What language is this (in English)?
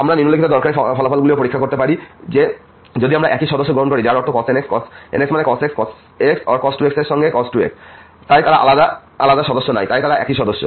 Bangla